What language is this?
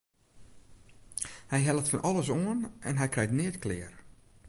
Western Frisian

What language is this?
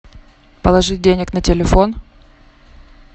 Russian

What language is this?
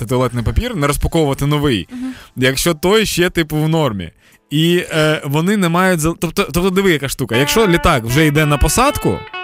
Ukrainian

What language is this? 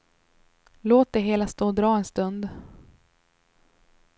Swedish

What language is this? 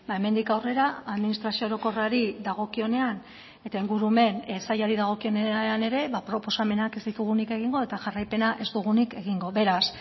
Basque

